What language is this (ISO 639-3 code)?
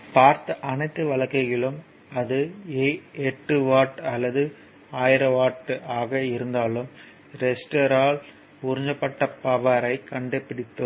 tam